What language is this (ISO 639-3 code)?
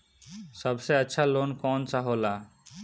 bho